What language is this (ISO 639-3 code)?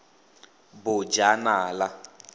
tsn